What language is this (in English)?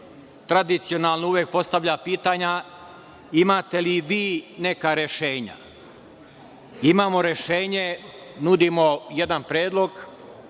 Serbian